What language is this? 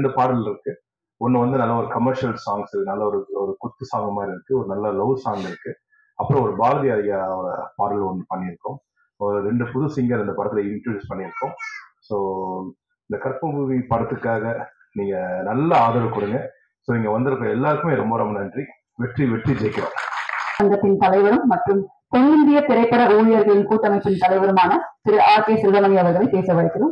Tamil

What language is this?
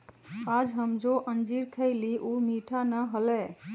Magahi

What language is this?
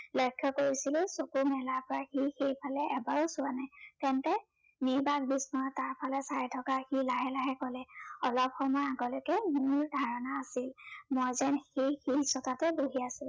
Assamese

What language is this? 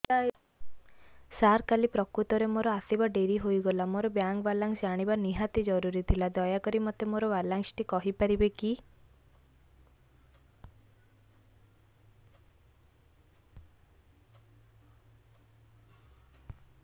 Odia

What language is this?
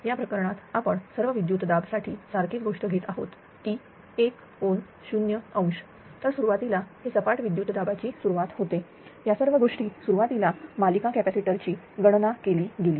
Marathi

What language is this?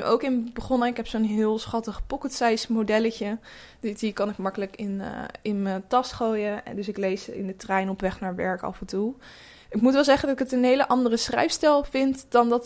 Dutch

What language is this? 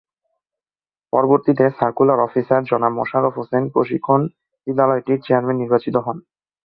Bangla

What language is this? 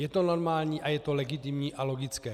Czech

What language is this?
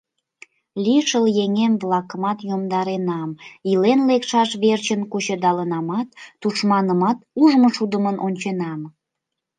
Mari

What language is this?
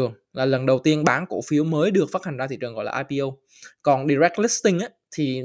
Vietnamese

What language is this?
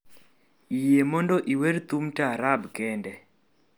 Luo (Kenya and Tanzania)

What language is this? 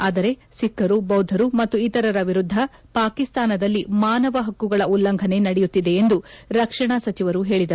Kannada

